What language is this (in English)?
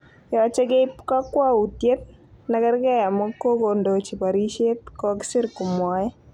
Kalenjin